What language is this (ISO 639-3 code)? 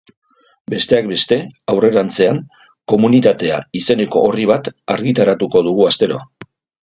eus